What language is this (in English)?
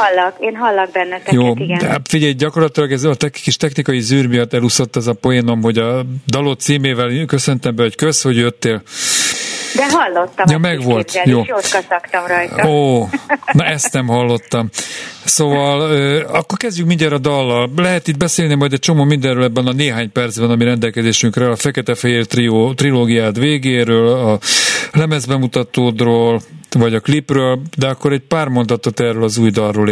Hungarian